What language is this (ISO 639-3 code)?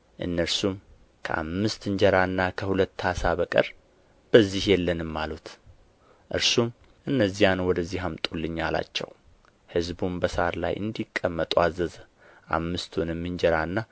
amh